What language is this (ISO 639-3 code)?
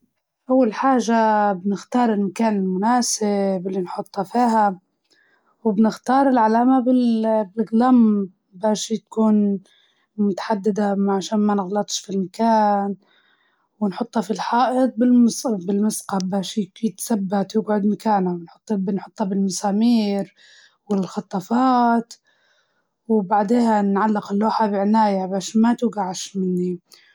ayl